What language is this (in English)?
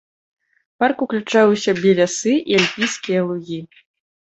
Belarusian